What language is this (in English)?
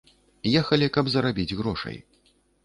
Belarusian